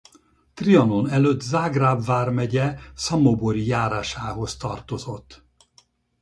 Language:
Hungarian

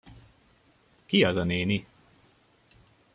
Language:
Hungarian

